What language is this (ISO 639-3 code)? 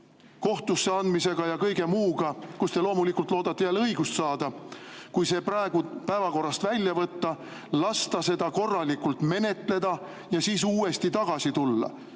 est